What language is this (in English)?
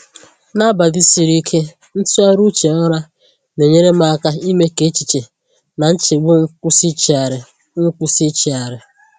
Igbo